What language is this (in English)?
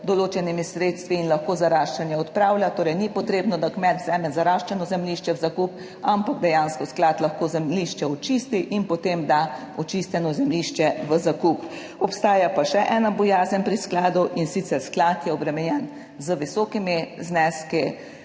Slovenian